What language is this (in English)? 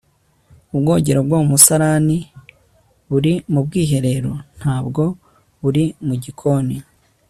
Kinyarwanda